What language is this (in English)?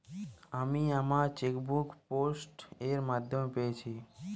Bangla